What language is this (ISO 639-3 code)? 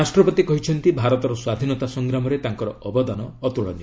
ori